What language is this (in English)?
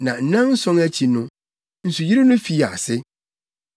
Akan